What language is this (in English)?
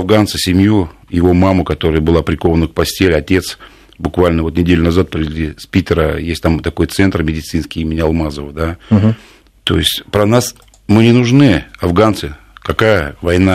Russian